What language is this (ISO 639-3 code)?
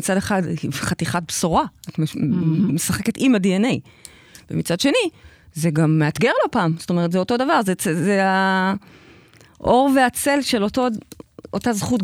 heb